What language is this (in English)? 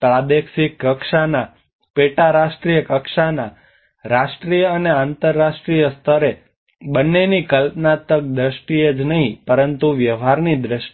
Gujarati